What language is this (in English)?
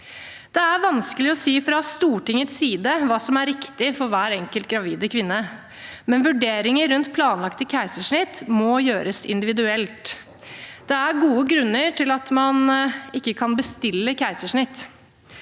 Norwegian